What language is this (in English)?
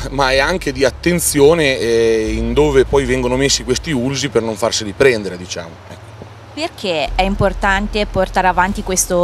Italian